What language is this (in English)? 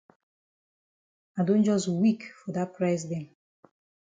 Cameroon Pidgin